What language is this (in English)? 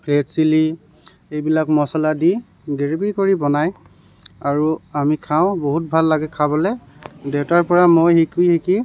Assamese